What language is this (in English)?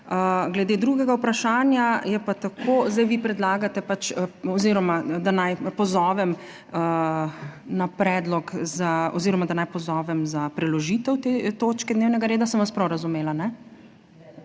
Slovenian